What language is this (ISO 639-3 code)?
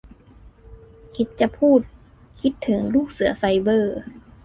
tha